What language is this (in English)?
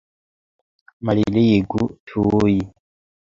Esperanto